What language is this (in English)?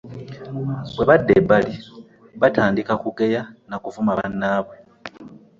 Ganda